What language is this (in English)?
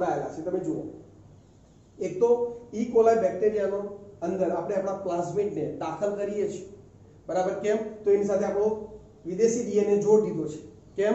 Hindi